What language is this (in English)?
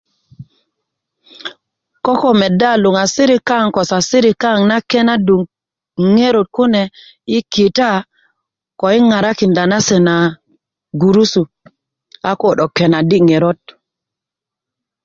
Kuku